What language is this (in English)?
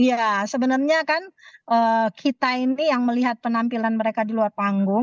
Indonesian